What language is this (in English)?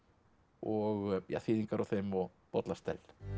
Icelandic